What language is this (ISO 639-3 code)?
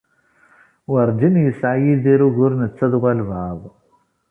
kab